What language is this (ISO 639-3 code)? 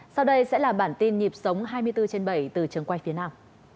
vie